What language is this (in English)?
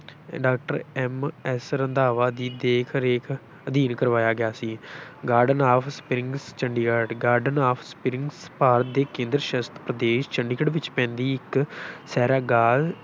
Punjabi